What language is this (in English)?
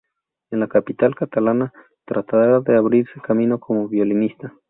Spanish